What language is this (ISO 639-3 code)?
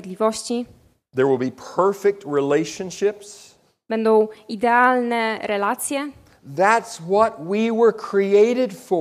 pol